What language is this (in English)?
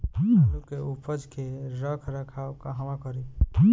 Bhojpuri